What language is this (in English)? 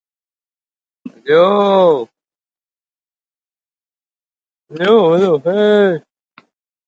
Uzbek